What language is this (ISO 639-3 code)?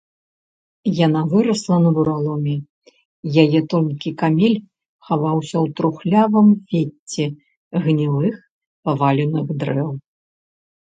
bel